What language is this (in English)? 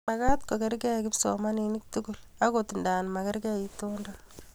Kalenjin